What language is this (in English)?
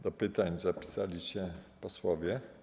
Polish